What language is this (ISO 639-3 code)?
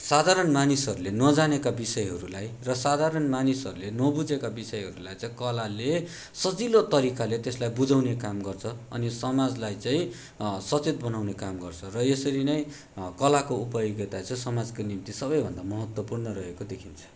nep